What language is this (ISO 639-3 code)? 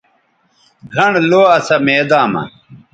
btv